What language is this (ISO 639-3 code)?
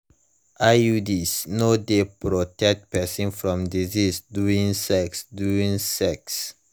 pcm